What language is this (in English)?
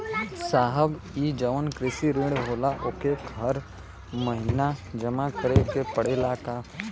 Bhojpuri